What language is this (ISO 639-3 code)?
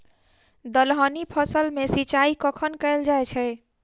mai